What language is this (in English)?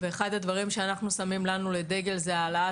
Hebrew